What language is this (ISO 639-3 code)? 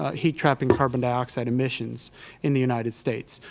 eng